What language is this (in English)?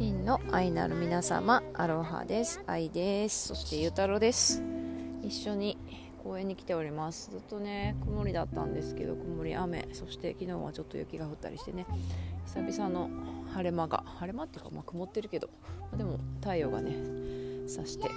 Japanese